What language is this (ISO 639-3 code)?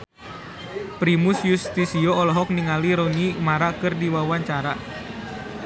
sun